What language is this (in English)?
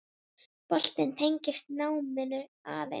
Icelandic